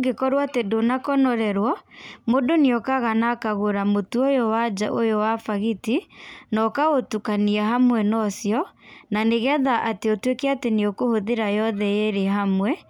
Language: Kikuyu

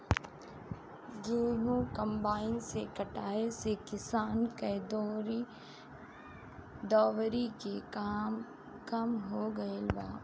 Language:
Bhojpuri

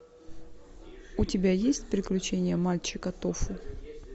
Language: Russian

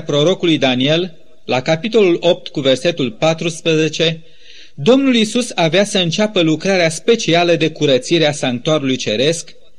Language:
Romanian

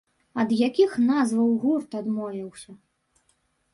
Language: Belarusian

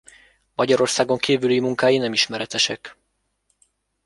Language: Hungarian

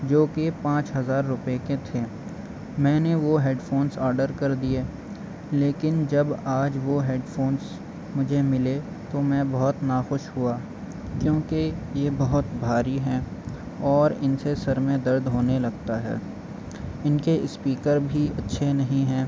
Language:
Urdu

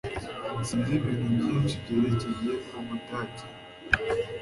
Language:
Kinyarwanda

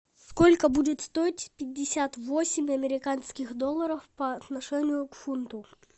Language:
Russian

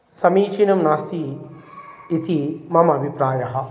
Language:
Sanskrit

